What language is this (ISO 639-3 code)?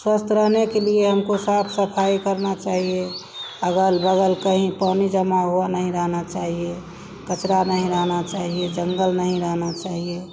hin